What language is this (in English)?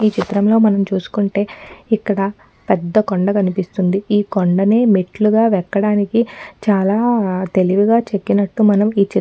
Telugu